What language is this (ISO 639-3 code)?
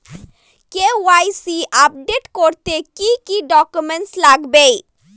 ben